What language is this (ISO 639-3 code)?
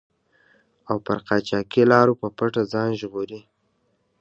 pus